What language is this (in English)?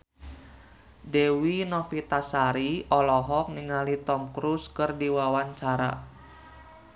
Sundanese